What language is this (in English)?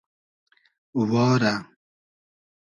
Hazaragi